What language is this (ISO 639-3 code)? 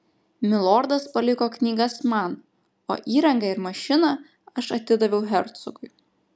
lit